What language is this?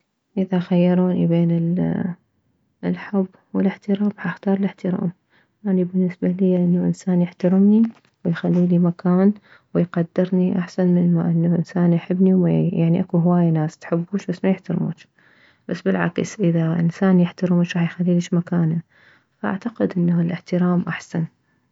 Mesopotamian Arabic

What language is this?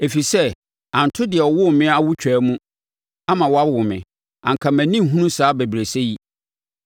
Akan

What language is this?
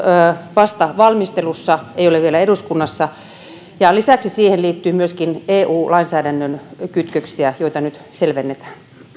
Finnish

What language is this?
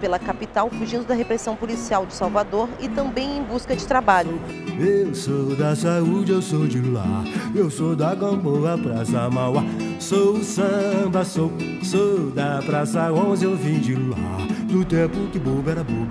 Portuguese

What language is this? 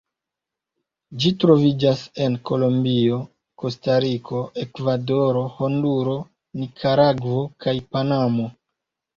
Esperanto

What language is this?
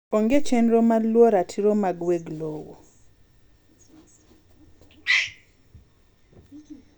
Luo (Kenya and Tanzania)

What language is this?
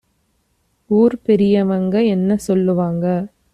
Tamil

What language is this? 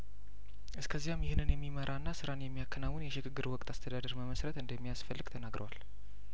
Amharic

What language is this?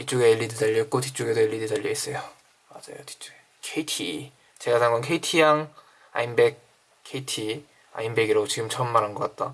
Korean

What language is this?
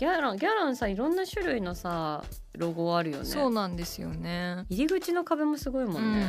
Japanese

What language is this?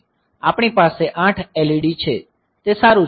Gujarati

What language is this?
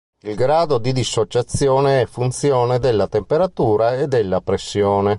Italian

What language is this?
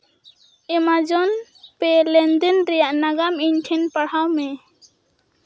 Santali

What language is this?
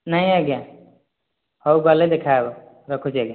Odia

